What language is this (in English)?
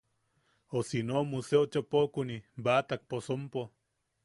Yaqui